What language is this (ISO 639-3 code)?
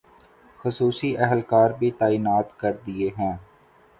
urd